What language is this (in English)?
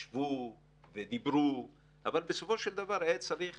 Hebrew